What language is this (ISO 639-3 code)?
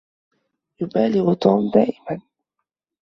ara